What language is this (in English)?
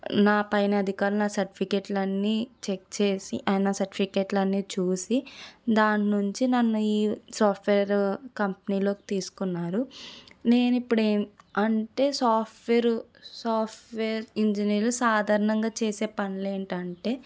Telugu